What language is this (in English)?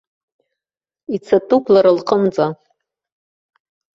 Abkhazian